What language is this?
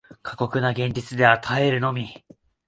Japanese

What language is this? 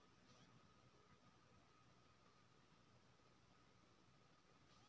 Maithili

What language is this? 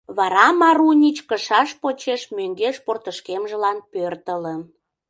Mari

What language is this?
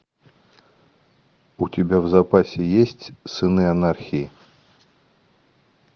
Russian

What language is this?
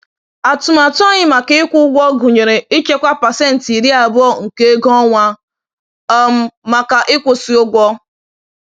Igbo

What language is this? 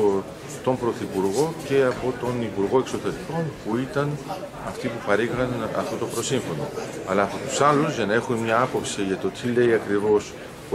Greek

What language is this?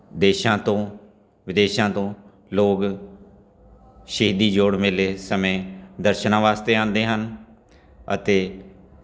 Punjabi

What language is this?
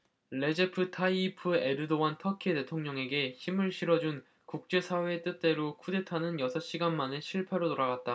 Korean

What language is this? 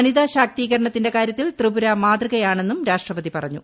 Malayalam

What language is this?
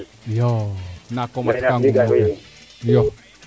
Serer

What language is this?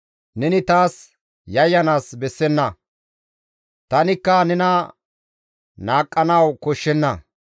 Gamo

